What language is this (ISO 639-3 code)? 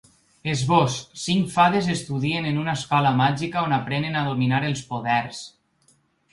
cat